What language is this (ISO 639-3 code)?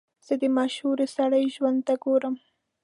pus